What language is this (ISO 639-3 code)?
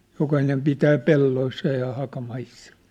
fin